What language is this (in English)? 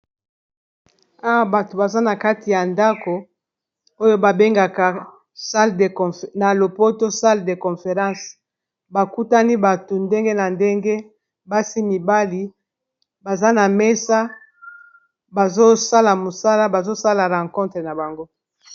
Lingala